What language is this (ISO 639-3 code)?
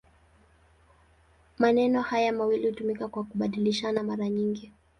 swa